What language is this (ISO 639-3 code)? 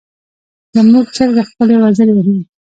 pus